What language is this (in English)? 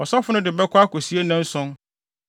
Akan